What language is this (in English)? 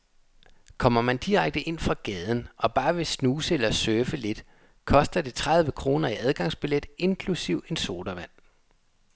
Danish